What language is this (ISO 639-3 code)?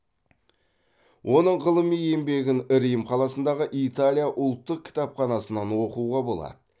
kaz